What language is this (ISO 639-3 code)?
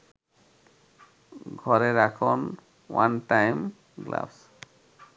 ben